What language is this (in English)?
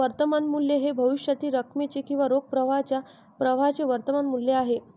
Marathi